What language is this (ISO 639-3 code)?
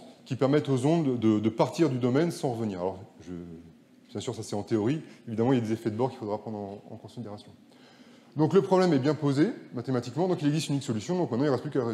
fra